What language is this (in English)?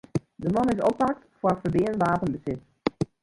Western Frisian